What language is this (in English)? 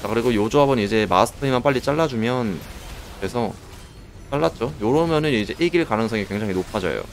Korean